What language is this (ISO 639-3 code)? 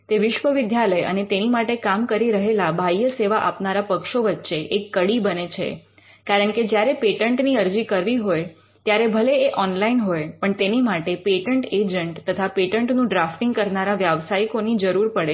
guj